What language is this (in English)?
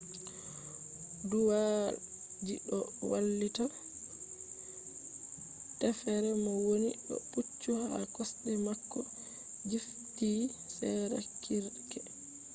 Fula